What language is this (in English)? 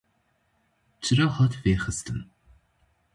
Kurdish